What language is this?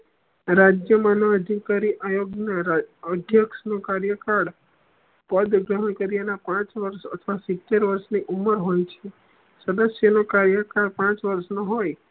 Gujarati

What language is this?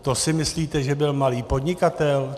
Czech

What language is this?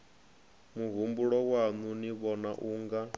Venda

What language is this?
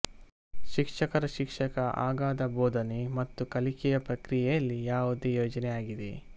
Kannada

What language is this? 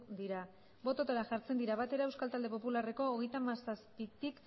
Basque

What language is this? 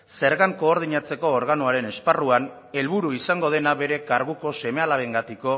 Basque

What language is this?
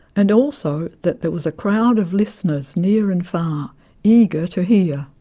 English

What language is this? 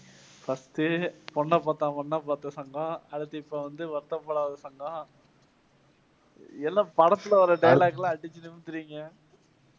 Tamil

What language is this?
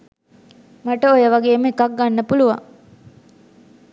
Sinhala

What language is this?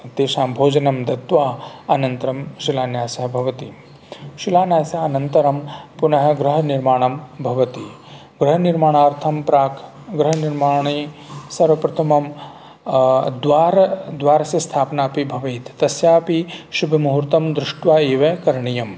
Sanskrit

